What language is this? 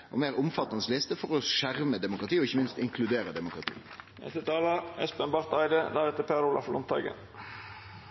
Norwegian Nynorsk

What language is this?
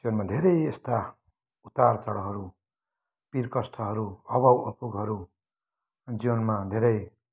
Nepali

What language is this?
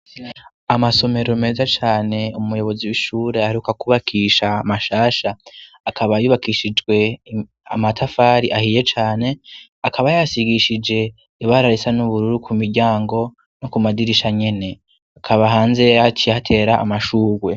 Rundi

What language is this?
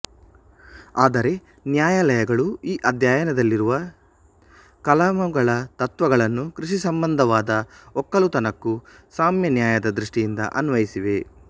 Kannada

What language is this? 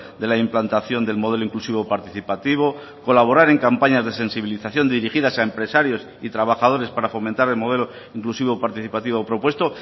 Spanish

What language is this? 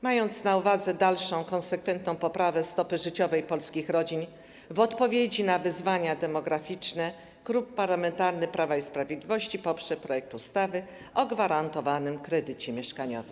Polish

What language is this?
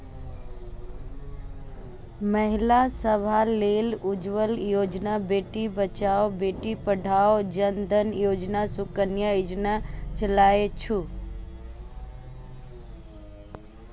Maithili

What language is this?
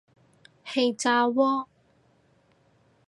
Cantonese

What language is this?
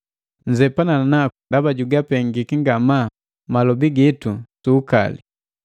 Matengo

